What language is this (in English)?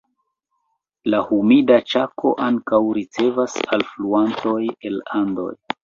Esperanto